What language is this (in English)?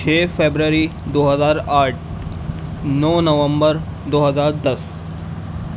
Urdu